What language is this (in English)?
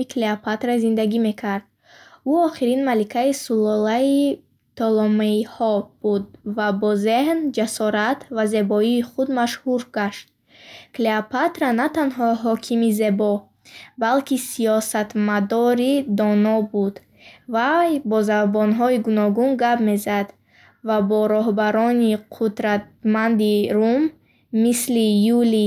Bukharic